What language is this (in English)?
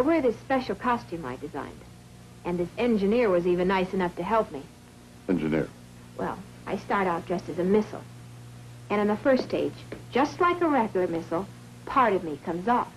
English